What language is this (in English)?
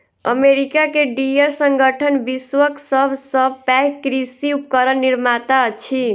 Maithili